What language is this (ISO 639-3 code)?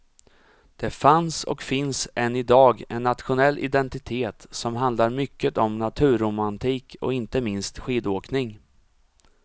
swe